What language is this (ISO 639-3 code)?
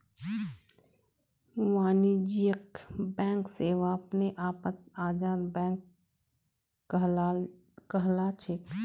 mag